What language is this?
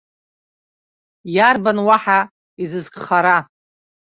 Abkhazian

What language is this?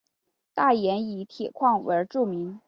Chinese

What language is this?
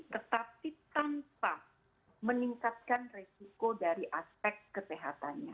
Indonesian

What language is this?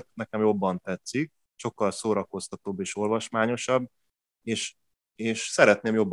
Hungarian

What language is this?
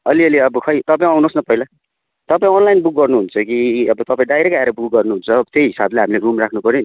Nepali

